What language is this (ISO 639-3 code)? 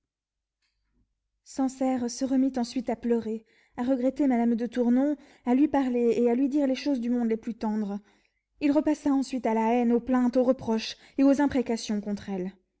fra